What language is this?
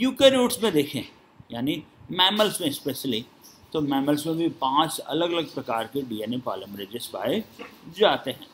Hindi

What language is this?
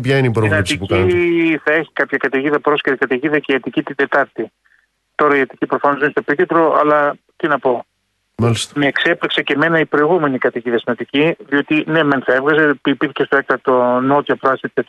Greek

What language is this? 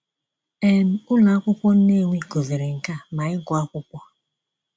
Igbo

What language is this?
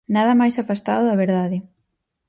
Galician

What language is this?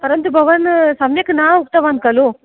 Sanskrit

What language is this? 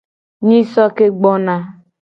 Gen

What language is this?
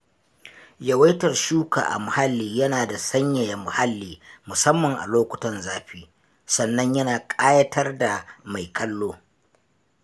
Hausa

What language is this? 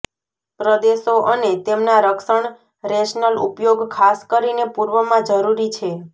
Gujarati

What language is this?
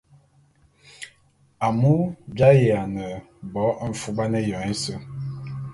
Bulu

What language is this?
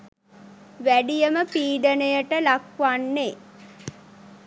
Sinhala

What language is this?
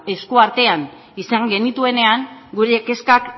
Basque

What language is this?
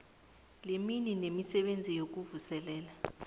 South Ndebele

